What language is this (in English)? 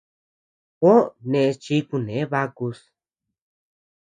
Tepeuxila Cuicatec